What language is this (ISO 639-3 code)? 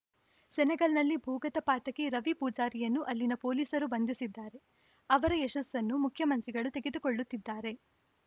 kan